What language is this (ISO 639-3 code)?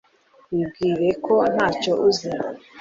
kin